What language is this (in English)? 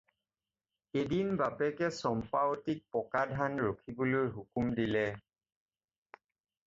Assamese